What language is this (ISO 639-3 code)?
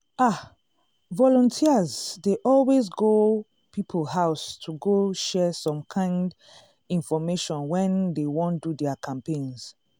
pcm